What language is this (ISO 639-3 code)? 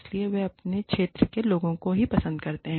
hin